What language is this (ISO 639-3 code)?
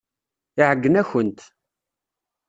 kab